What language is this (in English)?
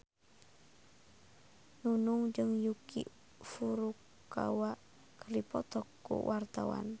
Sundanese